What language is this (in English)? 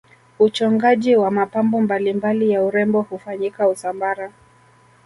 Swahili